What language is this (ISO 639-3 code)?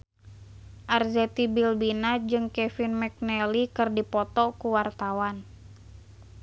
sun